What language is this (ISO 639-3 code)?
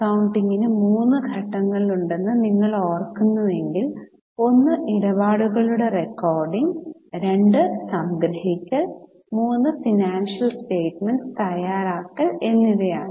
mal